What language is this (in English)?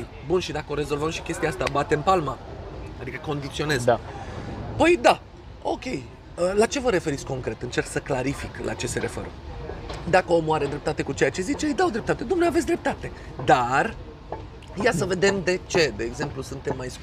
Romanian